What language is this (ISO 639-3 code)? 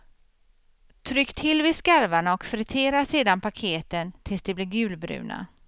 swe